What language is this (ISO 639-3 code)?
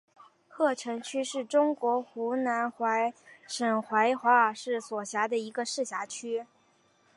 zho